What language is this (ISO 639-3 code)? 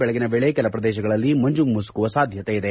kan